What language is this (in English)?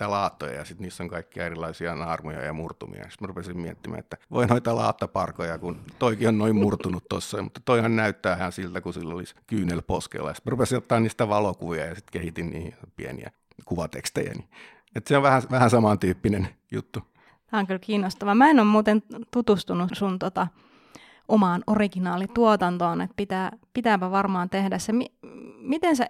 Finnish